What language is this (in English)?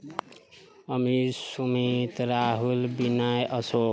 Maithili